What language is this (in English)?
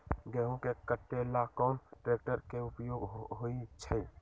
Magahi